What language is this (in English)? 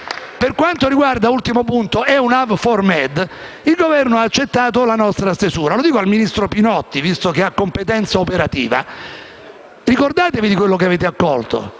Italian